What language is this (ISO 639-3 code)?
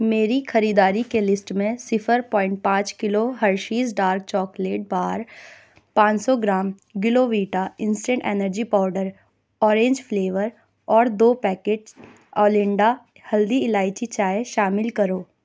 urd